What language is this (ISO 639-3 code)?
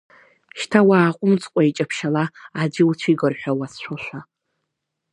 abk